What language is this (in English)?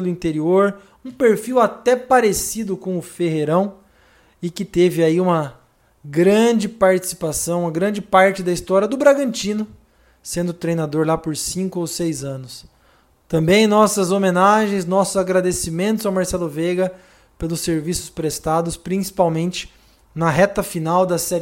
Portuguese